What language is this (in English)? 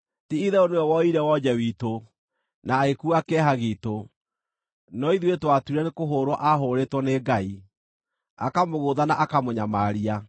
Kikuyu